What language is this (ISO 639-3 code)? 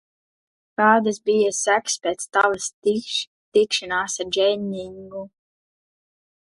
lav